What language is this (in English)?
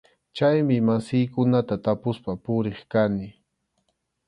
Arequipa-La Unión Quechua